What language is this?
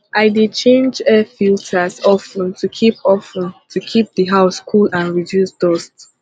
Nigerian Pidgin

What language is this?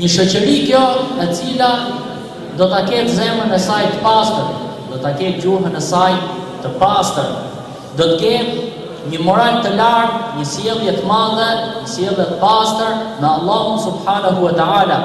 Arabic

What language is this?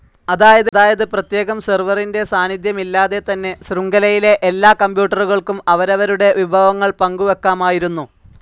Malayalam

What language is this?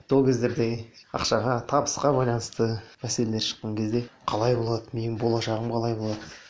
Kazakh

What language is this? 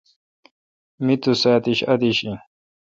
Kalkoti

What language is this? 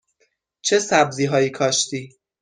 Persian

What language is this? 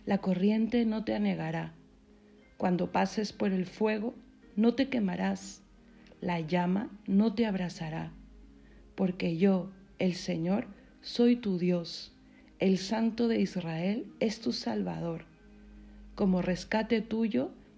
Spanish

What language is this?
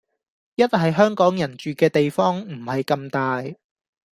Cantonese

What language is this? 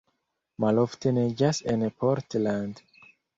Esperanto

